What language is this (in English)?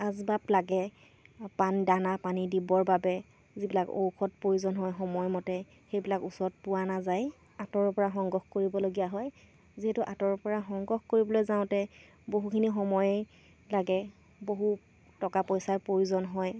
Assamese